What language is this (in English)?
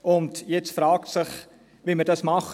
Swiss German